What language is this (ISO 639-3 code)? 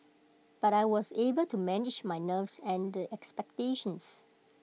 eng